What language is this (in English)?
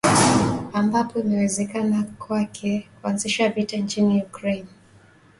Swahili